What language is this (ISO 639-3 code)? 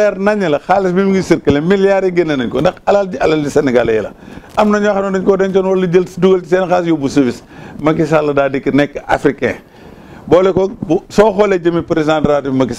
nld